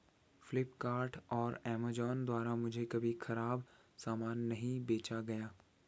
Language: Hindi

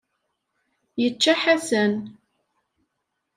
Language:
Kabyle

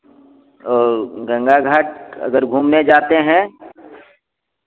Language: Hindi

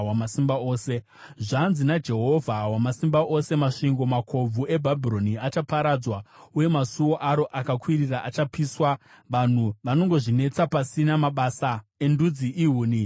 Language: Shona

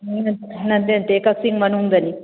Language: Manipuri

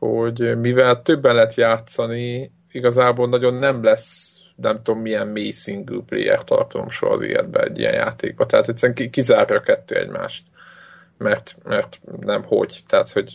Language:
Hungarian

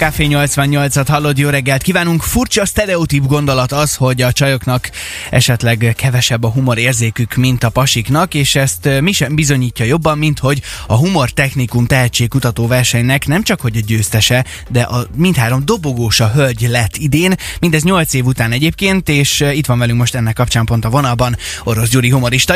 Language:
Hungarian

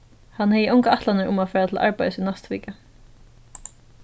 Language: Faroese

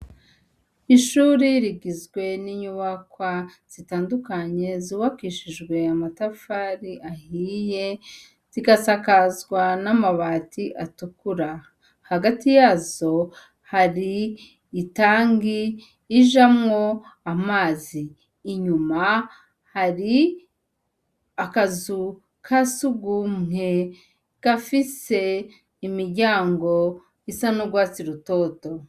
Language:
Rundi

